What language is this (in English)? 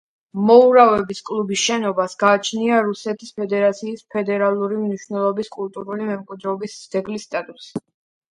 Georgian